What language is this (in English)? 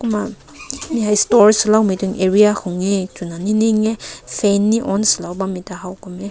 Rongmei Naga